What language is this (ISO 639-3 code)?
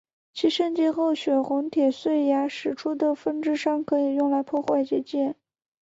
zho